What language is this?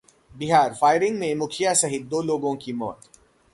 Hindi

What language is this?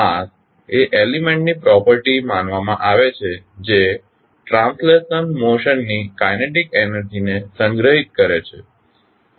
Gujarati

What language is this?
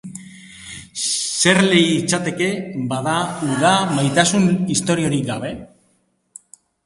Basque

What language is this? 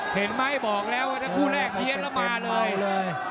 Thai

